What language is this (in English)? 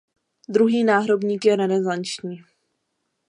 Czech